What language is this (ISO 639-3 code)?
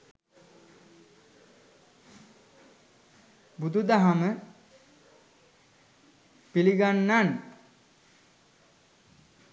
sin